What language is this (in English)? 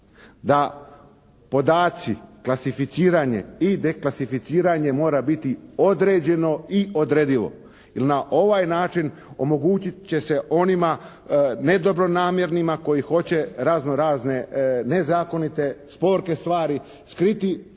Croatian